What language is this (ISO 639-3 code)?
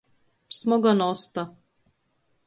ltg